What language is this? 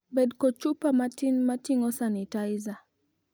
Luo (Kenya and Tanzania)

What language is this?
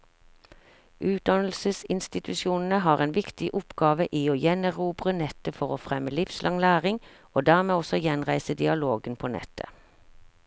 Norwegian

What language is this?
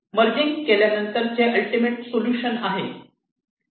Marathi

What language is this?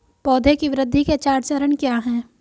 Hindi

